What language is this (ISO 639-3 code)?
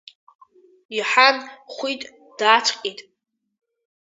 abk